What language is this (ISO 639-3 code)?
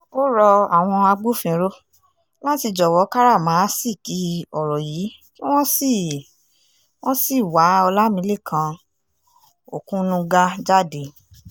yor